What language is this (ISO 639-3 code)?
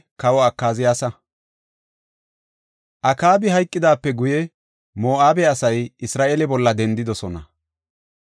gof